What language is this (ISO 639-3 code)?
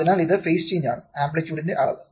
mal